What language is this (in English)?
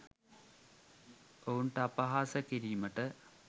Sinhala